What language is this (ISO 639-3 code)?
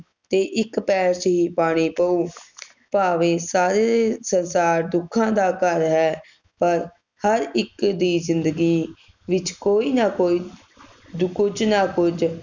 pan